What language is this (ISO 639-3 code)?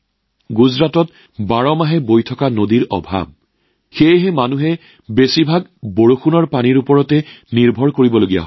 asm